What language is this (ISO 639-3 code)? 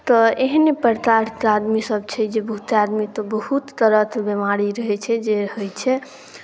mai